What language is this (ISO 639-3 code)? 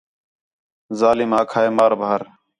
xhe